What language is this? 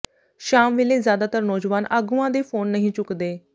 Punjabi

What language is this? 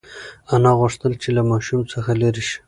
Pashto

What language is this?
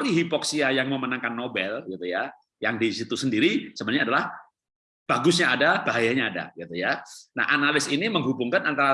Indonesian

